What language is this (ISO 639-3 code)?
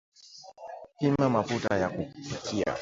swa